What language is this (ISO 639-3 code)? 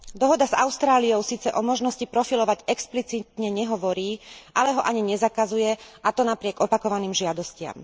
slk